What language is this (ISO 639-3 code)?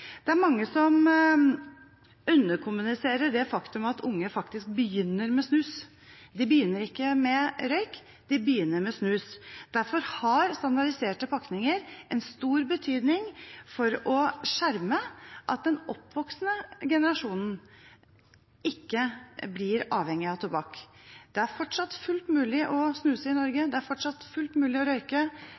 nob